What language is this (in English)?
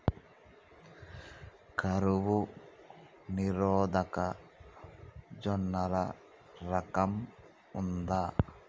Telugu